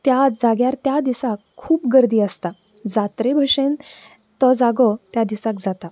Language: Konkani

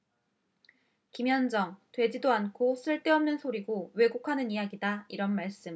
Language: Korean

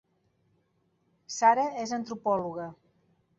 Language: Catalan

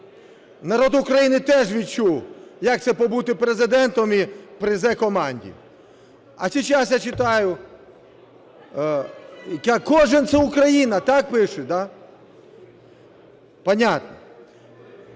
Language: Ukrainian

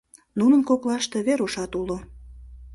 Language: Mari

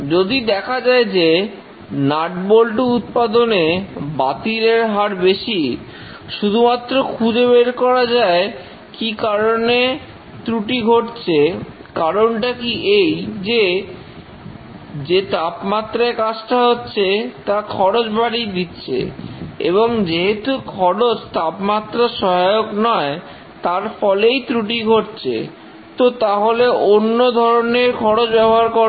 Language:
Bangla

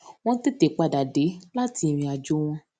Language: Yoruba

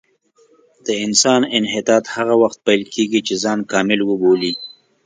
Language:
Pashto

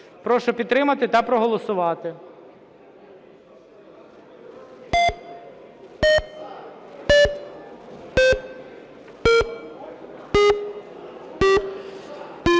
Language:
Ukrainian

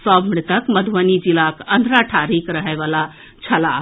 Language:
Maithili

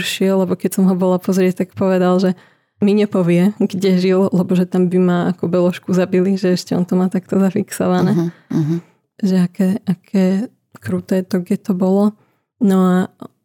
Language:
Slovak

